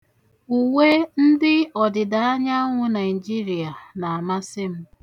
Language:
Igbo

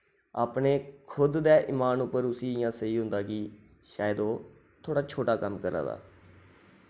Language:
Dogri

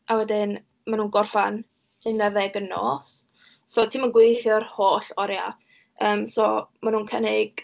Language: Welsh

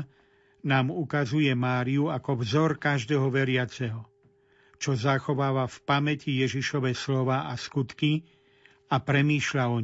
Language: Slovak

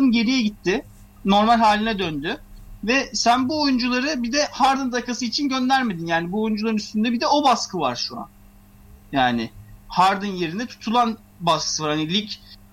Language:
Turkish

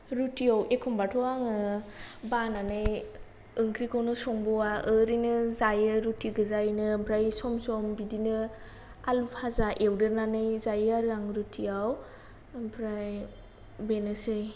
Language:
Bodo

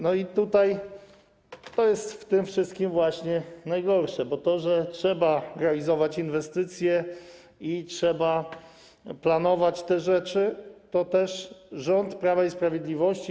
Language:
Polish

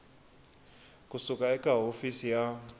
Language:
Tsonga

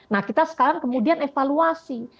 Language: Indonesian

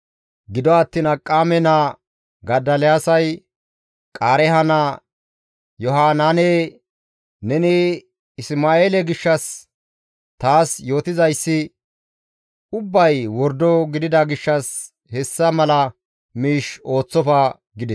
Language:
Gamo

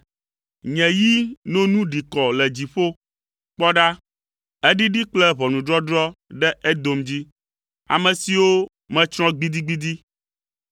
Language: Ewe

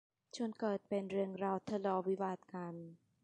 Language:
Thai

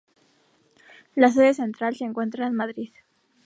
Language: Spanish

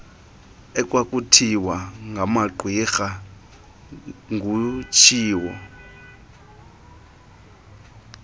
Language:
Xhosa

